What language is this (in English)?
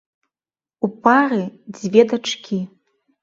Belarusian